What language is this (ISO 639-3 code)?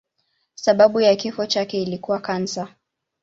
swa